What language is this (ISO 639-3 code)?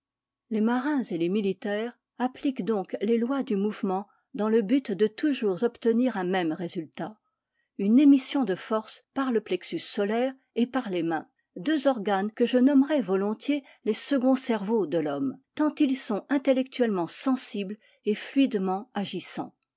fra